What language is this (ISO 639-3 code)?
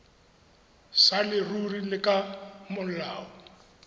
tsn